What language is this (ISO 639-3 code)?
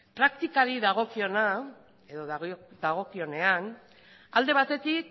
eus